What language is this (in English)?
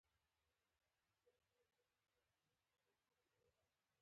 Pashto